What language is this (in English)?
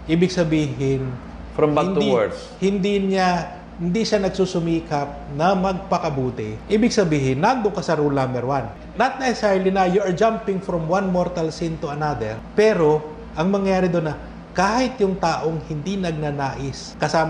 Filipino